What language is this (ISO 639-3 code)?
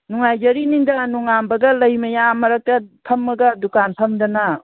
mni